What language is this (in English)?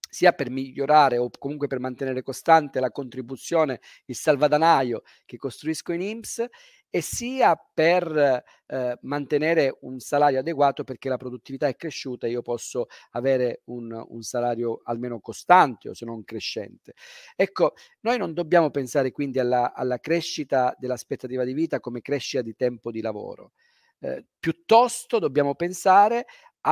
Italian